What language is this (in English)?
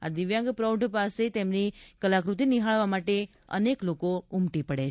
Gujarati